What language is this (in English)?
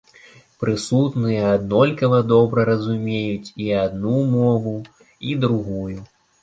Belarusian